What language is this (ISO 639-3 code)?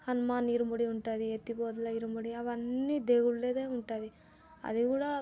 tel